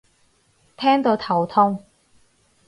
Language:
Cantonese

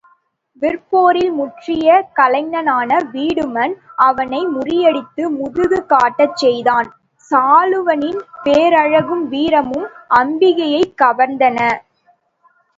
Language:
Tamil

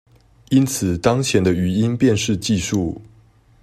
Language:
Chinese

